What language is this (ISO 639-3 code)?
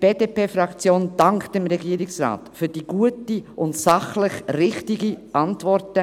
gsw